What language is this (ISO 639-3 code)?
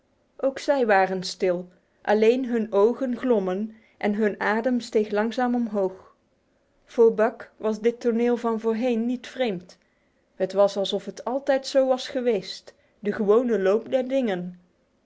nld